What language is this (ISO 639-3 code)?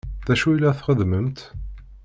kab